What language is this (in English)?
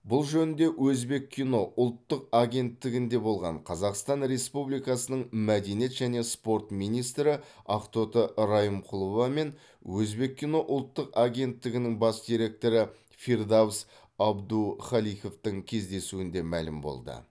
Kazakh